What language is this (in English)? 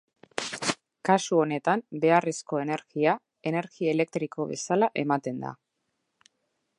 Basque